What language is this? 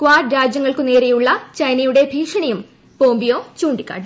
Malayalam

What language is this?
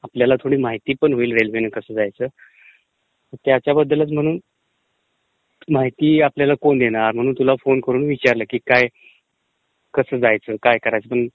Marathi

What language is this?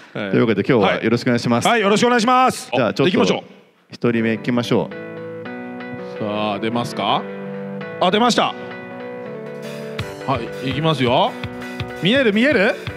Japanese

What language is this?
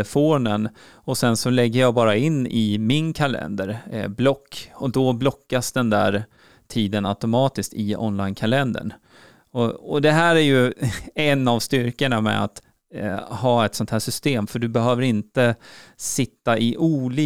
Swedish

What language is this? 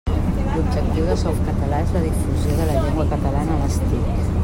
Catalan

